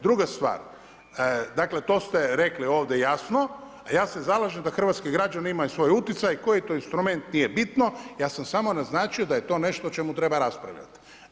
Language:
Croatian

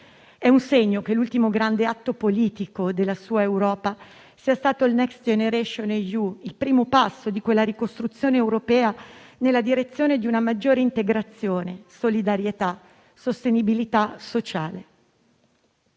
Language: Italian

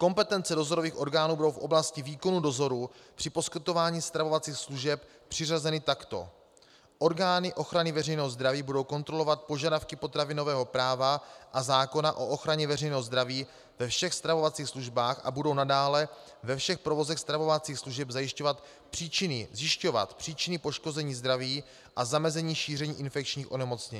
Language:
Czech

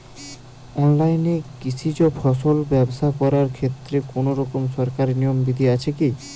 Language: Bangla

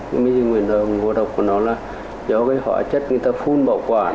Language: Vietnamese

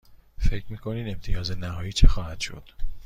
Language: Persian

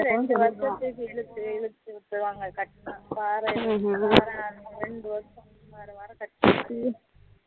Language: Tamil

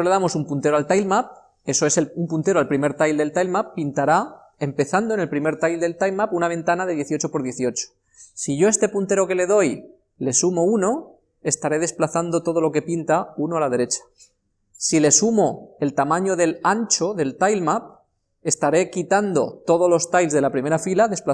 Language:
Spanish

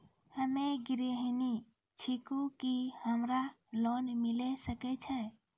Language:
Maithili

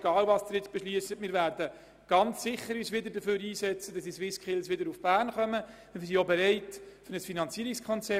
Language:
Swiss German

